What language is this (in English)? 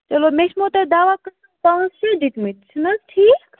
Kashmiri